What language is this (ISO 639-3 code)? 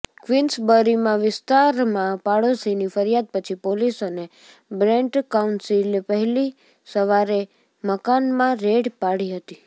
guj